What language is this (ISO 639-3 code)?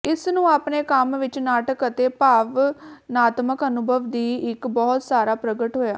pan